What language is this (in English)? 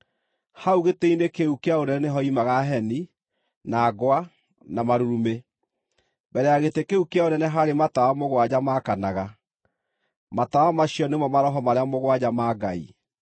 Kikuyu